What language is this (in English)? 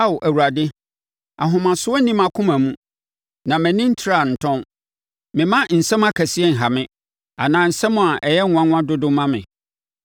Akan